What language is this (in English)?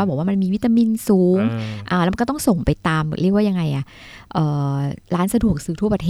Thai